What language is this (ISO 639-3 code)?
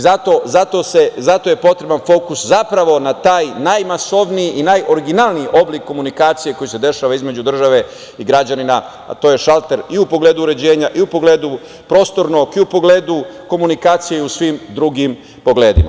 srp